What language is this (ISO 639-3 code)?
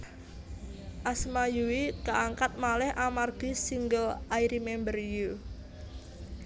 jav